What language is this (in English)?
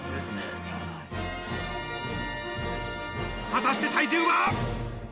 Japanese